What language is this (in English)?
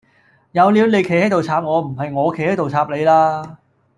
Cantonese